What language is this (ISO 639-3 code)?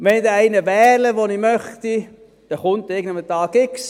gsw